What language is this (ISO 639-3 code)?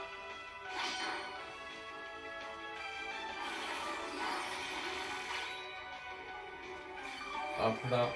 fra